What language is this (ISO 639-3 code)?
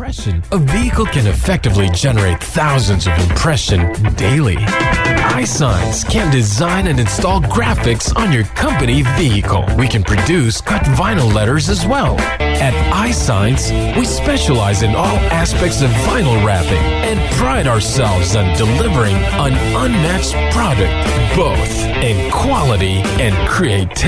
fil